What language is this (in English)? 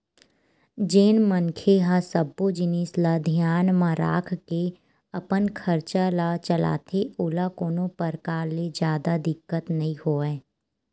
Chhattisgarhi